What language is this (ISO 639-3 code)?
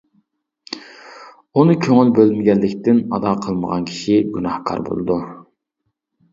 uig